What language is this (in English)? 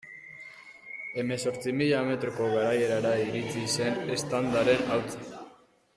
Basque